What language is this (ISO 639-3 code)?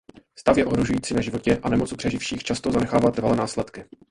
ces